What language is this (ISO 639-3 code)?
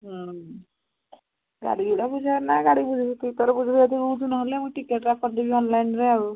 ori